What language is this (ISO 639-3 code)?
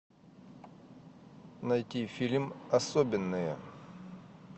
rus